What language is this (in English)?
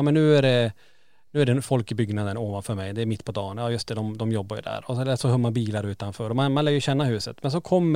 Swedish